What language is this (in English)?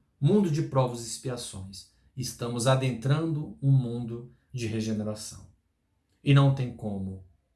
Portuguese